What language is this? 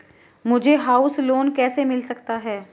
Hindi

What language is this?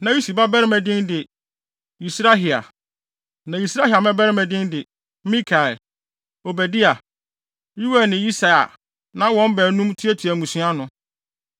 Akan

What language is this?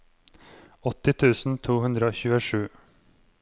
Norwegian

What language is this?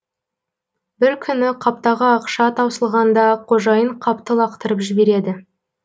Kazakh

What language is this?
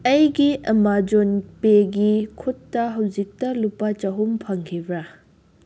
Manipuri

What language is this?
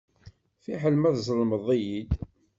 Kabyle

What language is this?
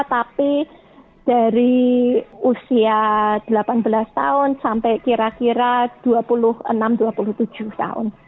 Indonesian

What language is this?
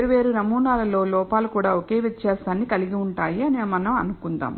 Telugu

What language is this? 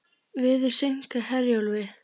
Icelandic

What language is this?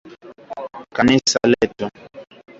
Swahili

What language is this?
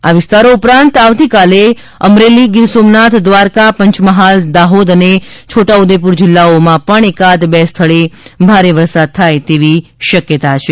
Gujarati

